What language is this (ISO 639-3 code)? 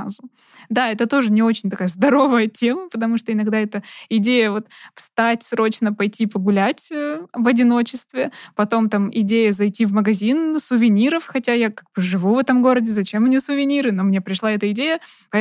rus